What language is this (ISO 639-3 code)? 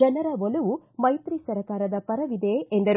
kan